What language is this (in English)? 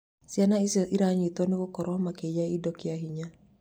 Kikuyu